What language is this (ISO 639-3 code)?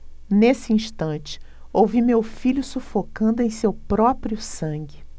por